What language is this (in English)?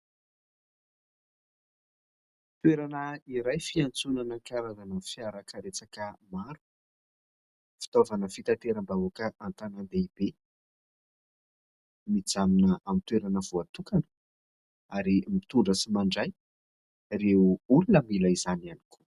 Malagasy